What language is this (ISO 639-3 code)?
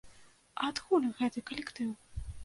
bel